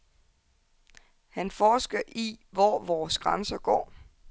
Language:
Danish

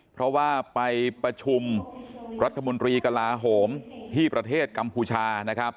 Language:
Thai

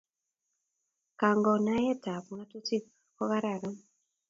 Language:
Kalenjin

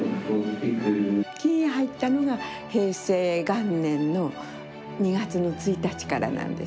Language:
Japanese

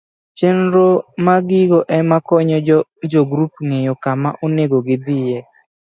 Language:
Luo (Kenya and Tanzania)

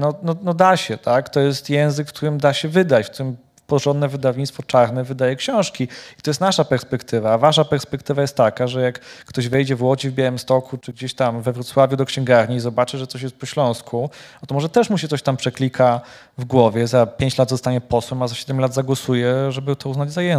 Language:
Polish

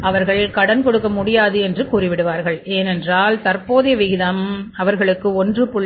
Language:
Tamil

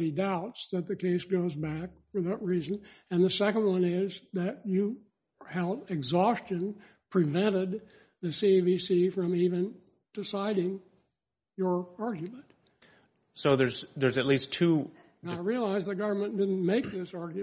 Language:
English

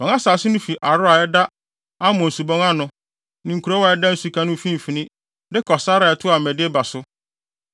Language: Akan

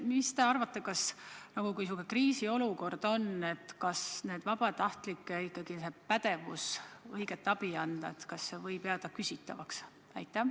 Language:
Estonian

